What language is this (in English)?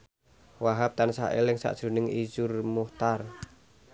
Javanese